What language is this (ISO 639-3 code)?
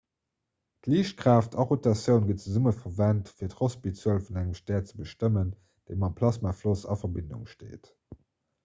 ltz